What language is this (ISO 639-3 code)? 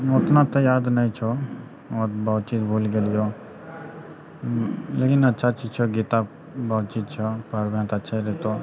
mai